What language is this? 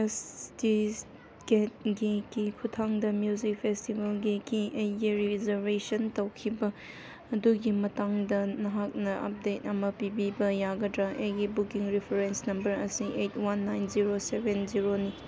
Manipuri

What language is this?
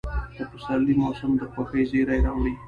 Pashto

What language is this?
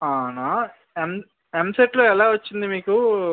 Telugu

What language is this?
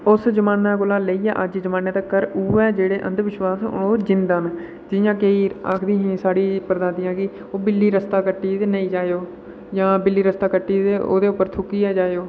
Dogri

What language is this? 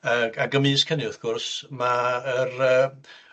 Welsh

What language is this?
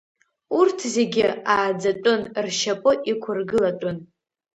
Abkhazian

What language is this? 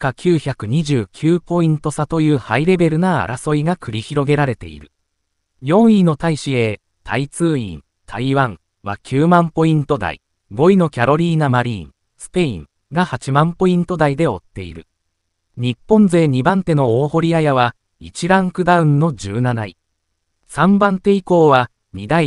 Japanese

